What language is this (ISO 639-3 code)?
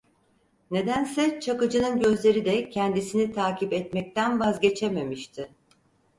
tur